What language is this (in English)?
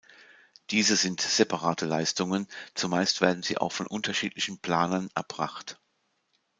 German